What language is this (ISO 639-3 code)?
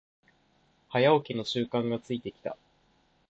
jpn